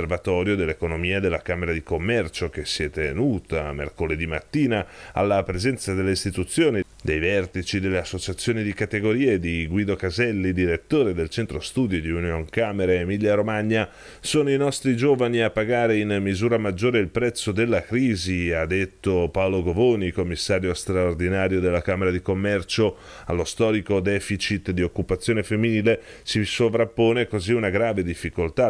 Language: Italian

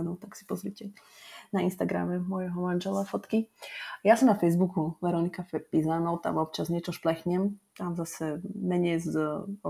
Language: Slovak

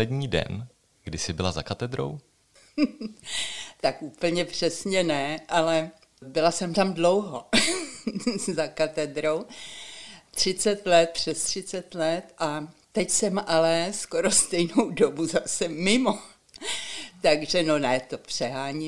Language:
Czech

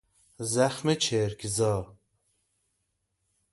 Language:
Persian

